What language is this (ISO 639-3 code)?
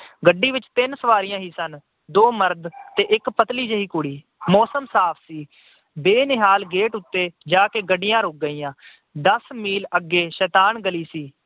pan